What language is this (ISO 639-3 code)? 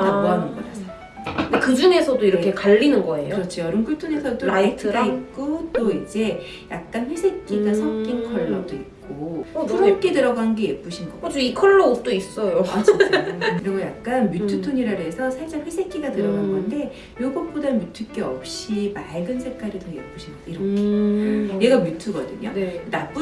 kor